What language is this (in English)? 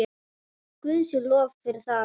Icelandic